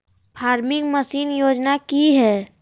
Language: Magahi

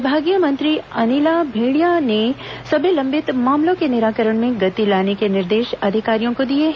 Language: Hindi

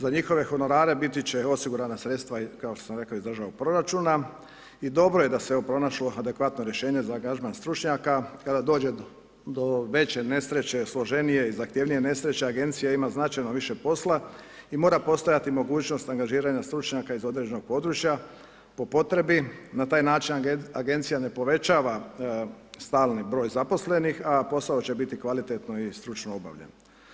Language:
Croatian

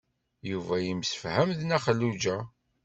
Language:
Kabyle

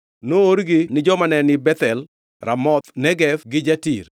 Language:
Luo (Kenya and Tanzania)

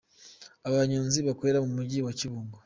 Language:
Kinyarwanda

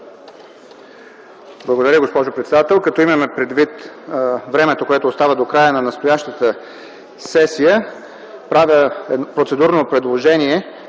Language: Bulgarian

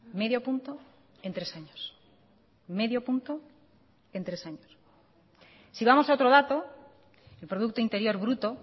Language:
Spanish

